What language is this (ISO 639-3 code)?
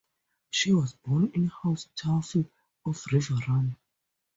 eng